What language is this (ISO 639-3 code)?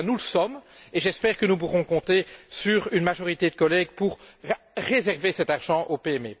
fra